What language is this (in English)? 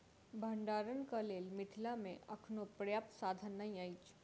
Maithili